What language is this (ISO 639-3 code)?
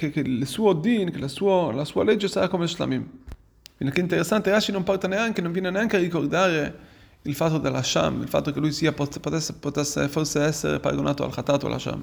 ita